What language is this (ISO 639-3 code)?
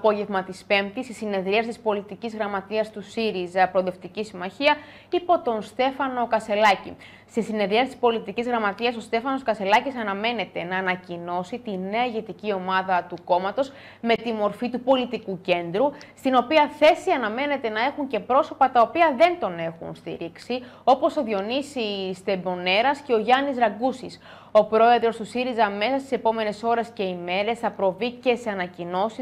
ell